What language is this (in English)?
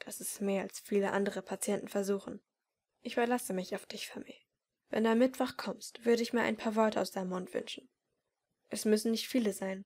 German